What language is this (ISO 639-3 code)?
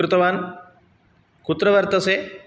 san